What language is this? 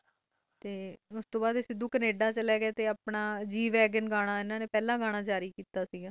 Punjabi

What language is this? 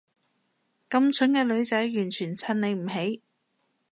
Cantonese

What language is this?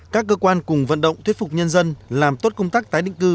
Vietnamese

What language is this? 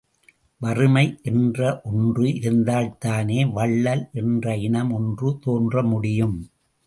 Tamil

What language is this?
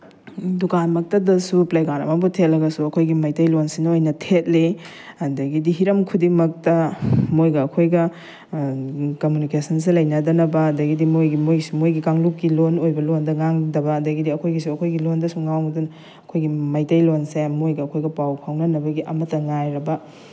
Manipuri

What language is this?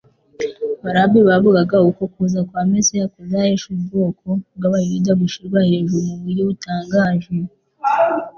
Kinyarwanda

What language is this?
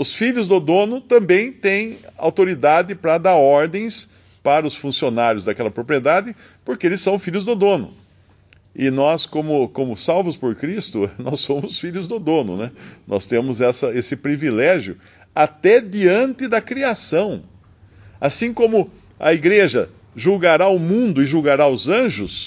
Portuguese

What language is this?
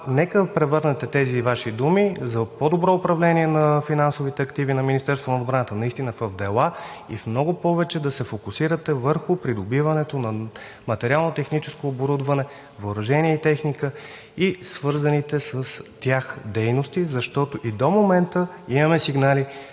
Bulgarian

